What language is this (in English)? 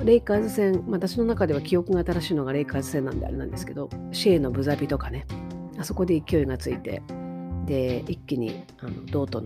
Japanese